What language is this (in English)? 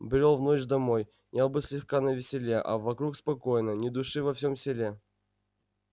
Russian